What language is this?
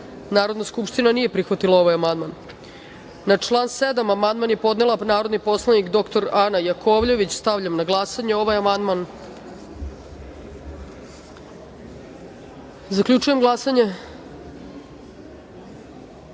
Serbian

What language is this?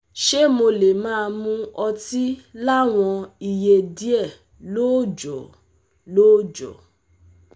Yoruba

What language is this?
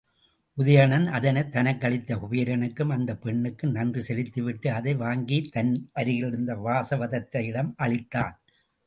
Tamil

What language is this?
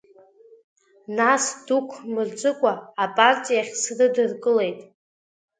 Abkhazian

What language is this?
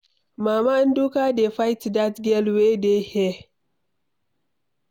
Nigerian Pidgin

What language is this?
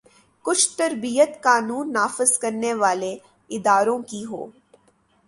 Urdu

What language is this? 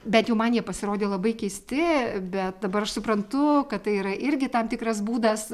Lithuanian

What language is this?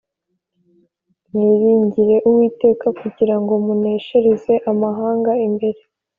Kinyarwanda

